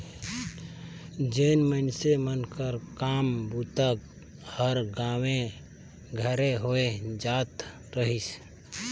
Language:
Chhattisgarhi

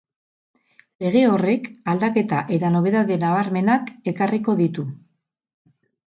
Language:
Basque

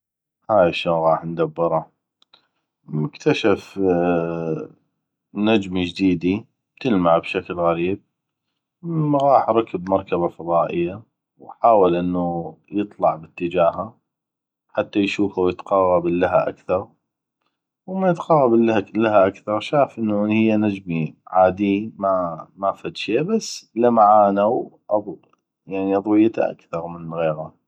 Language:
North Mesopotamian Arabic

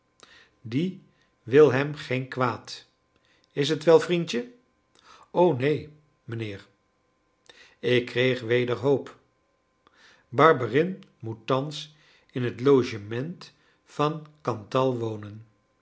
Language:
Dutch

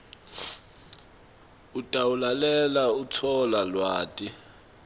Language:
Swati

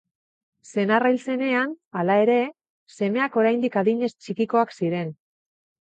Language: Basque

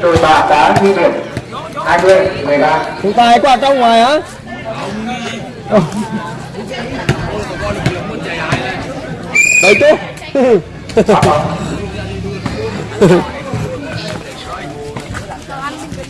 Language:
Vietnamese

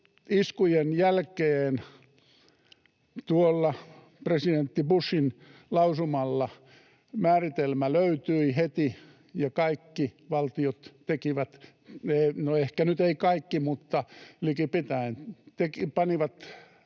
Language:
Finnish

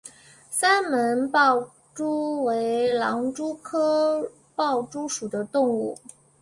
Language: Chinese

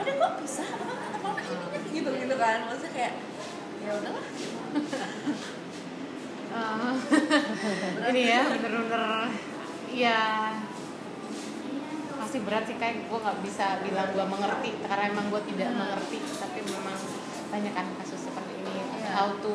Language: Indonesian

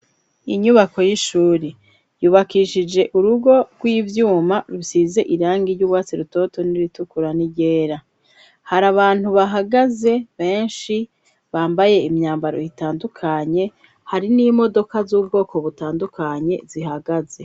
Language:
Rundi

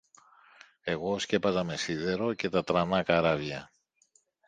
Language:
Greek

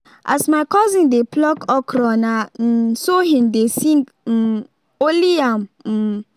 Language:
Nigerian Pidgin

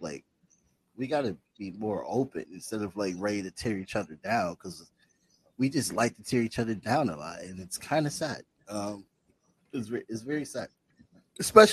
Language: English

